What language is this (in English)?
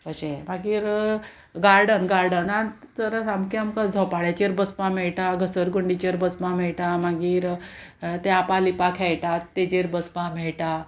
Konkani